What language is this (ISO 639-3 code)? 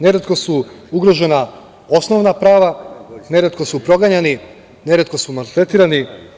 srp